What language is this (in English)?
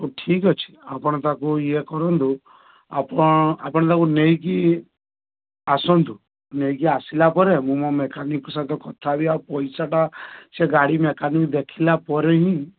Odia